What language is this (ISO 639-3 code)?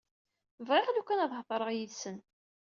kab